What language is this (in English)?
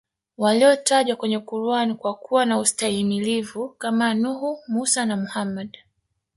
Swahili